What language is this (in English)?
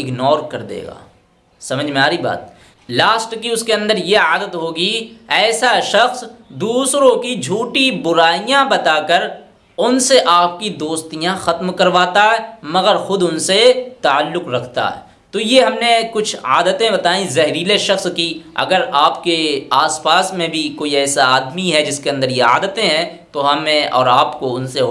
Hindi